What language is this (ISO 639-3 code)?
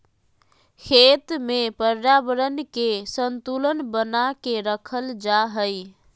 mag